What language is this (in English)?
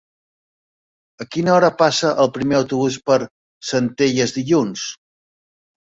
Catalan